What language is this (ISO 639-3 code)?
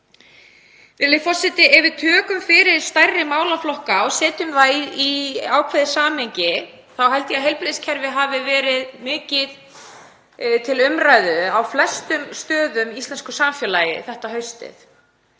isl